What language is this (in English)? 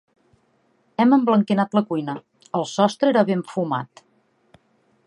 Catalan